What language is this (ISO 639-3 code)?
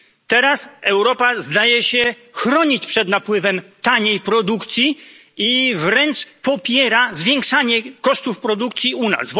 pol